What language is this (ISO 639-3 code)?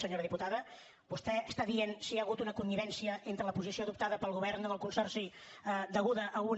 cat